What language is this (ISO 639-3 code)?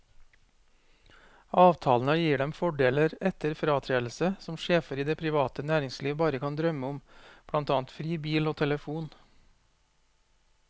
nor